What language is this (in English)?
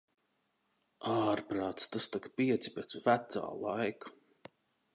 Latvian